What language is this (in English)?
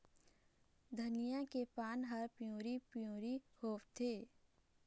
Chhattisgarhi